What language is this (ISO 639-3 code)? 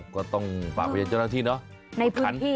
tha